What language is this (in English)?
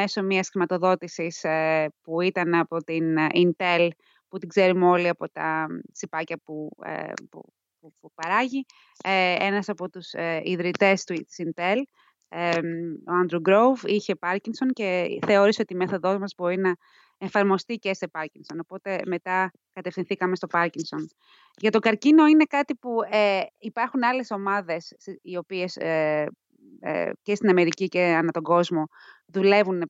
Greek